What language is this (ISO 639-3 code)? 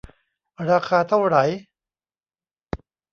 tha